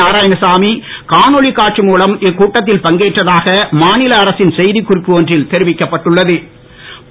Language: Tamil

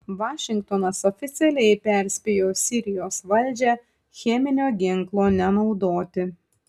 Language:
Lithuanian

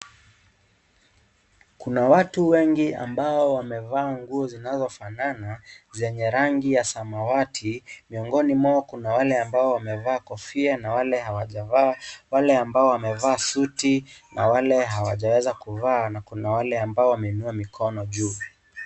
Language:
Swahili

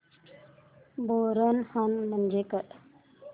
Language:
Marathi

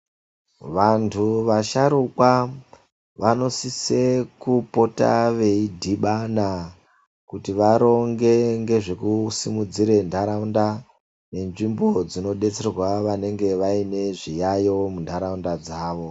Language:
Ndau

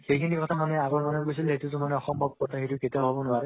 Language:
Assamese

